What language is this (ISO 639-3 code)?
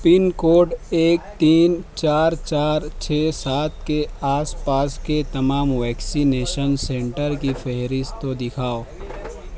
urd